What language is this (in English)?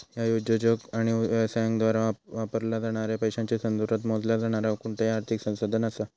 Marathi